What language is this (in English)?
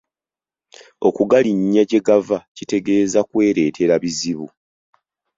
Ganda